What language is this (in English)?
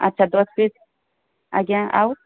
Odia